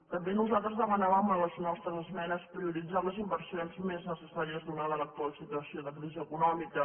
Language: Catalan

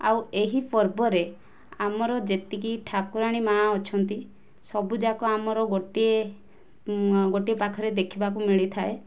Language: Odia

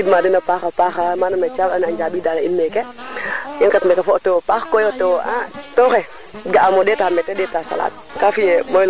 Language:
Serer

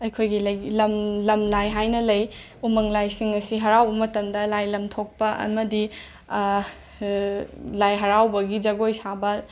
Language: Manipuri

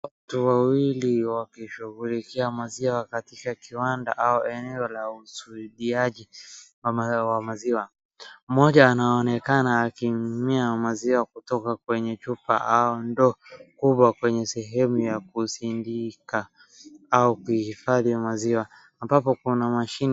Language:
Swahili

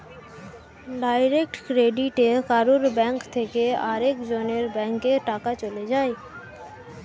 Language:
Bangla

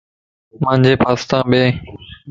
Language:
Lasi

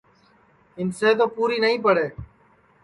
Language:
Sansi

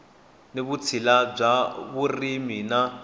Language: Tsonga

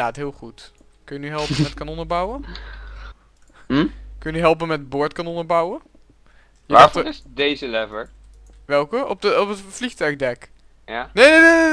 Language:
Dutch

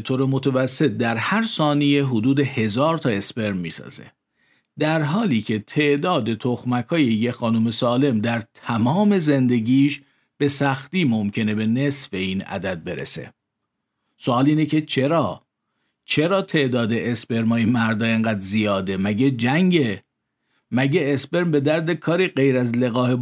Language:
Persian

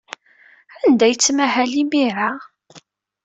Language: Kabyle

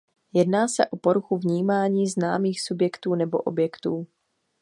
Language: Czech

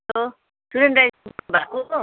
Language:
Nepali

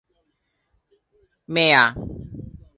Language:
Cantonese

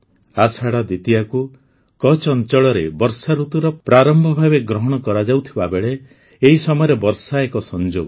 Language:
Odia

